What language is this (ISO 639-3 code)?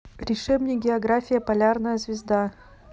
rus